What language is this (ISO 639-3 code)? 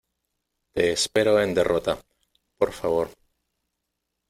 spa